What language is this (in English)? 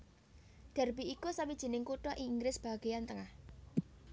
Javanese